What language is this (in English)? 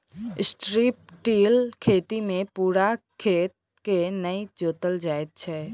Maithili